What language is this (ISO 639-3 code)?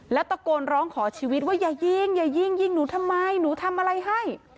tha